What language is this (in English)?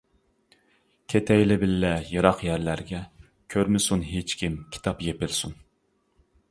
Uyghur